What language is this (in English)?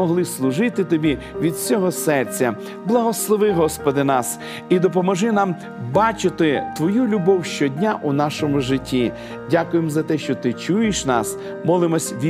Ukrainian